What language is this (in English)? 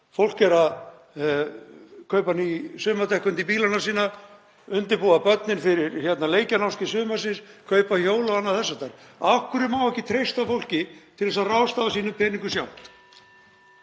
Icelandic